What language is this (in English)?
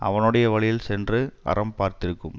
Tamil